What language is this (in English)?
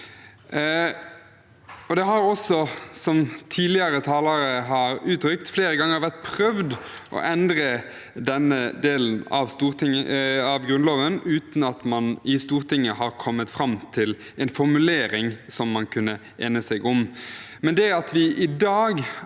Norwegian